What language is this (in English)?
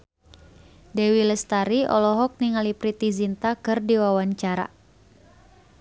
Sundanese